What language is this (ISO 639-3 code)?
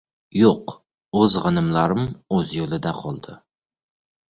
uzb